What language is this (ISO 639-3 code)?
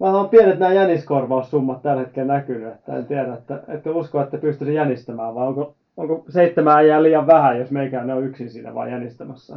fin